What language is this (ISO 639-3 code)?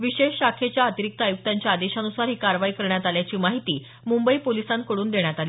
mar